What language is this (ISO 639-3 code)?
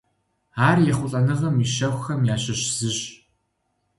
kbd